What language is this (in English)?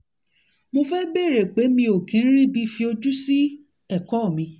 Yoruba